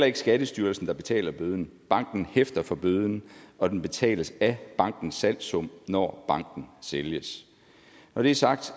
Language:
Danish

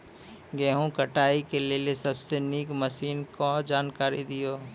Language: Maithili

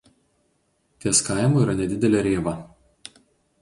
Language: Lithuanian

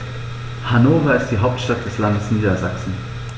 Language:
German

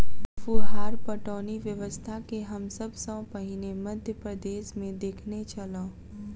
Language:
Maithili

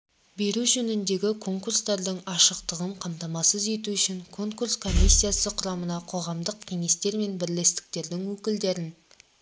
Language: Kazakh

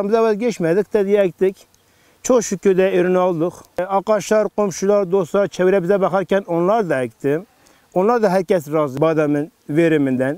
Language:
Turkish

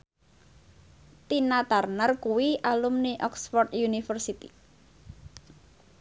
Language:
Javanese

